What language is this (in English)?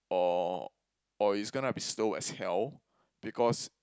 English